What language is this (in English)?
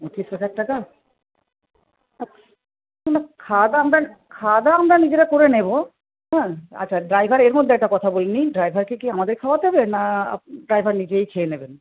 Bangla